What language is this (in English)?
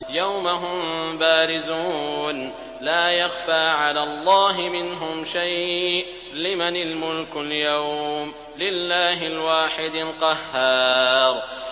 Arabic